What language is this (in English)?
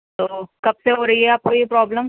Urdu